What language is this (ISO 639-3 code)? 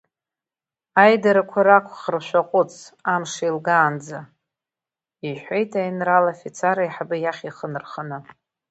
abk